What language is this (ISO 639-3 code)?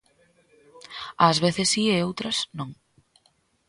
glg